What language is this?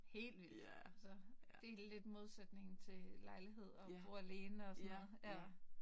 Danish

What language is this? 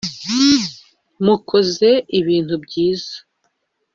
Kinyarwanda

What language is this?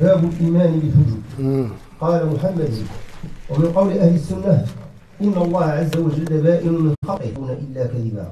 Arabic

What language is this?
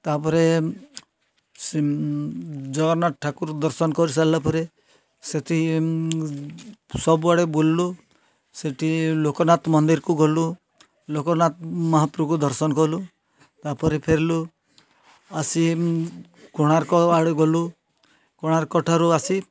Odia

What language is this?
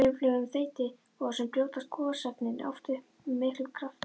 Icelandic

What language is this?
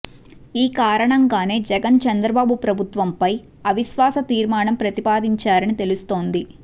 Telugu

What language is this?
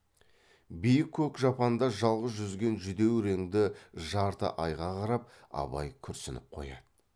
Kazakh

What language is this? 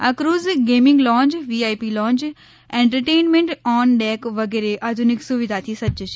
Gujarati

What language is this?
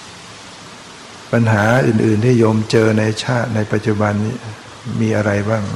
Thai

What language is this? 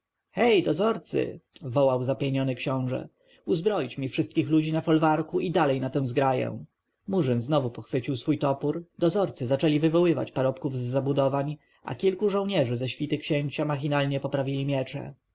Polish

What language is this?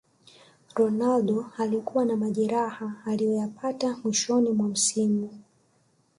Swahili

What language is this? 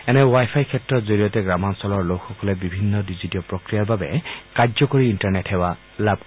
Assamese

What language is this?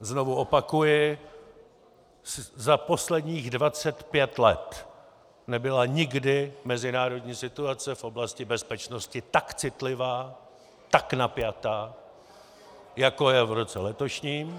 Czech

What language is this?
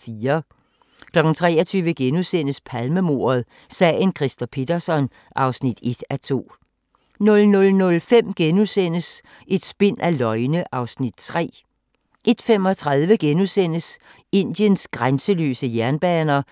Danish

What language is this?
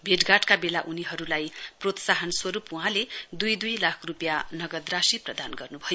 Nepali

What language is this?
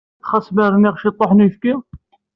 Kabyle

